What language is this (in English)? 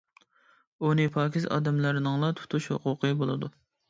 Uyghur